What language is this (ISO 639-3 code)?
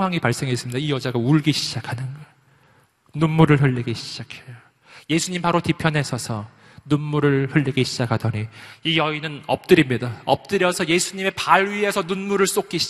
kor